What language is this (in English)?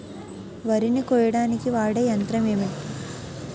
Telugu